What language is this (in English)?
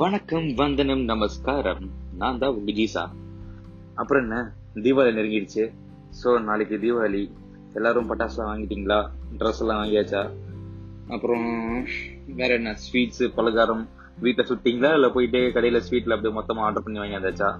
Tamil